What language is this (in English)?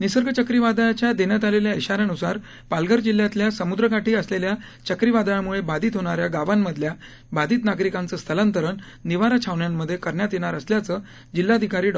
Marathi